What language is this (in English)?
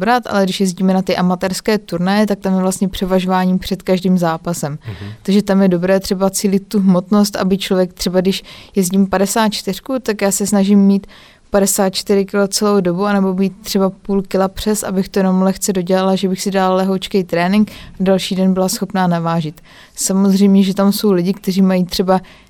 Czech